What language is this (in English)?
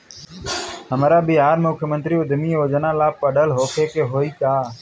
Bhojpuri